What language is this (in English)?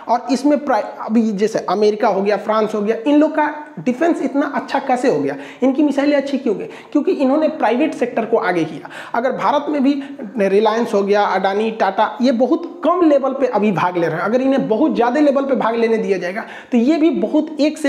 Hindi